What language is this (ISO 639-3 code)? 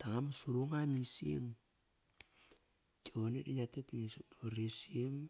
ckr